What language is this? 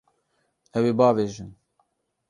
Kurdish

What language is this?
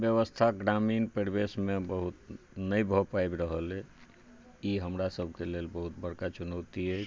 Maithili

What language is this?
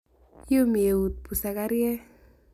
Kalenjin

